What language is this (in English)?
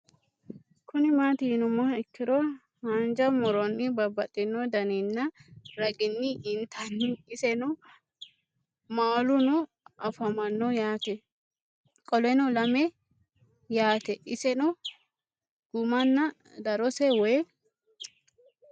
Sidamo